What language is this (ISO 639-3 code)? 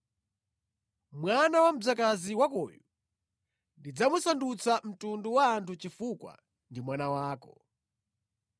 nya